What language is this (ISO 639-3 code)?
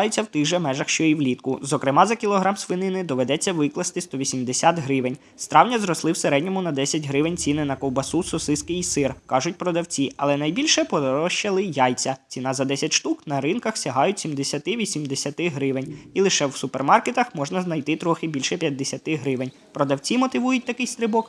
ukr